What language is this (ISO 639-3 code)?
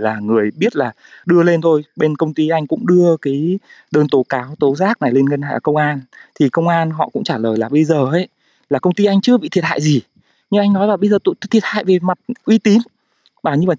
vie